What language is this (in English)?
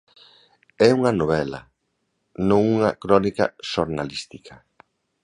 Galician